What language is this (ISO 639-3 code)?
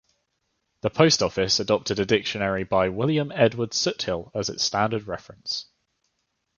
eng